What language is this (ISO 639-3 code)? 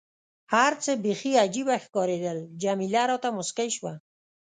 pus